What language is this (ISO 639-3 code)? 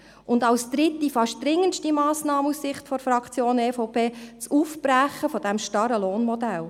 gsw